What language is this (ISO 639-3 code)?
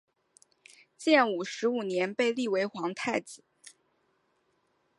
zho